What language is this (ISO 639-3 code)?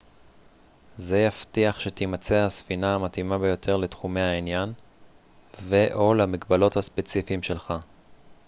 heb